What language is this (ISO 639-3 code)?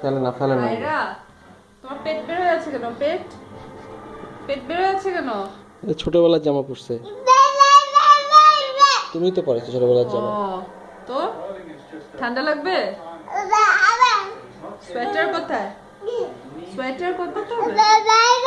por